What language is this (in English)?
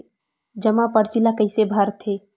Chhattisgarhi